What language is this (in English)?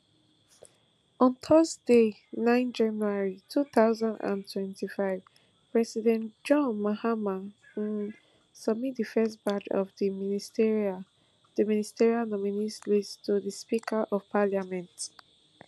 Nigerian Pidgin